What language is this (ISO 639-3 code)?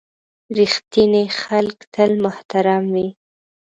pus